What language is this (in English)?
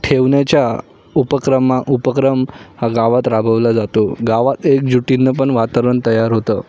Marathi